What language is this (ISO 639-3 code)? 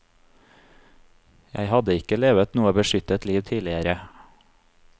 nor